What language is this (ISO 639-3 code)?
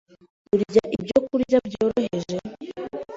kin